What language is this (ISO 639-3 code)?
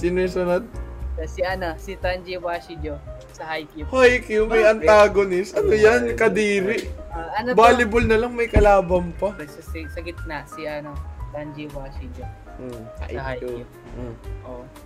fil